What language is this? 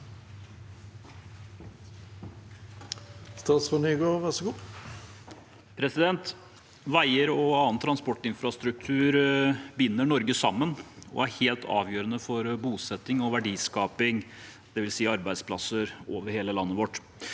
Norwegian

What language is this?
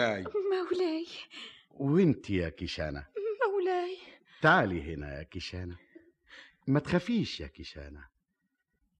Arabic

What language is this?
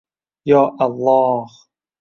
Uzbek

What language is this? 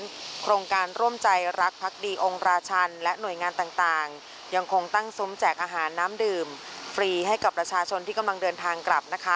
Thai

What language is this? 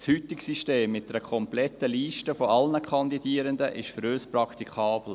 Swiss German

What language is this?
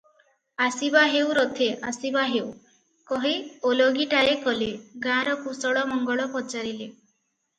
Odia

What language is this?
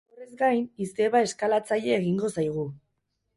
Basque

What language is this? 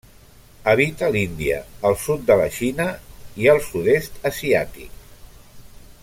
Catalan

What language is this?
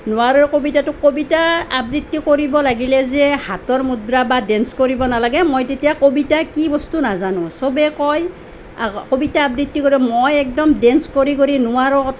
Assamese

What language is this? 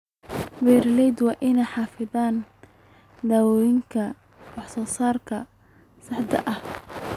Somali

